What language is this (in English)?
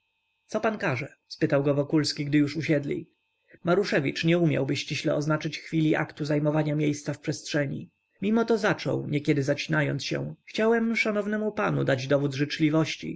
Polish